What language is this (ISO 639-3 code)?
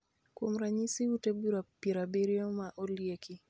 luo